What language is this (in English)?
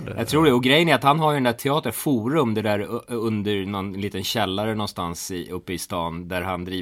Swedish